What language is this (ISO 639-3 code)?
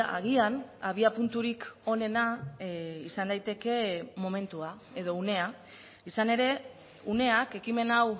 eus